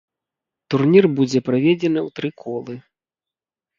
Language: Belarusian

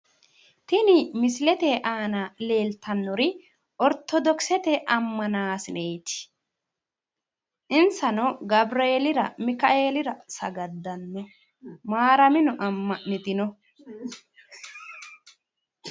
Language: Sidamo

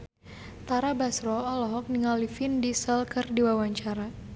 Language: Sundanese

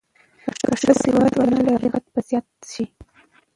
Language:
Pashto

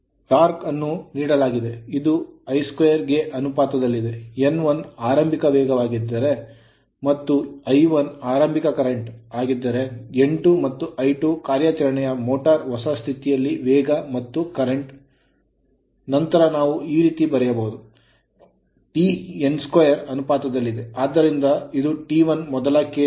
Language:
Kannada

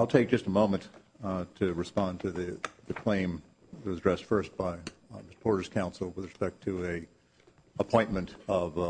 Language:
English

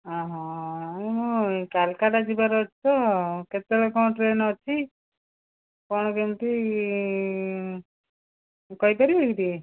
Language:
Odia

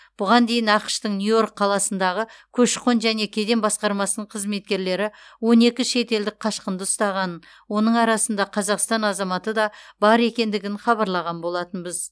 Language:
Kazakh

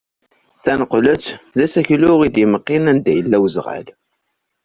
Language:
Kabyle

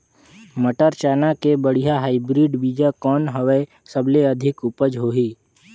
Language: Chhattisgarhi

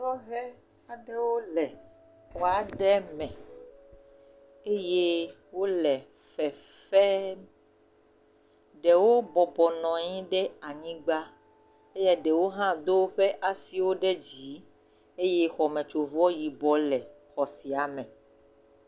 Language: Ewe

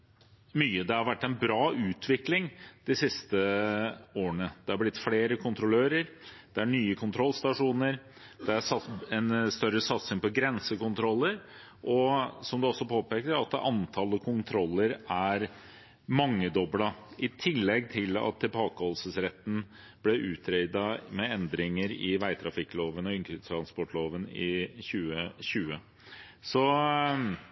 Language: Norwegian Bokmål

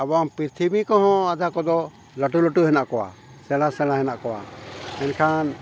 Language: Santali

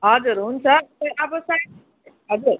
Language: Nepali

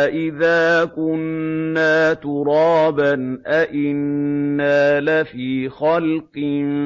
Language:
Arabic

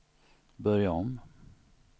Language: Swedish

